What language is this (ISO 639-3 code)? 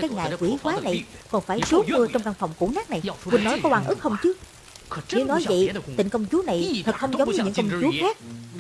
vie